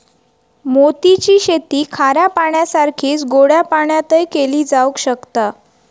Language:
Marathi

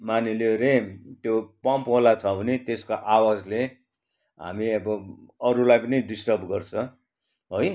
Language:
Nepali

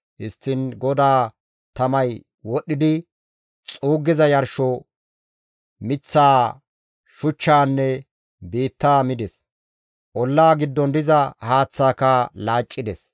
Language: Gamo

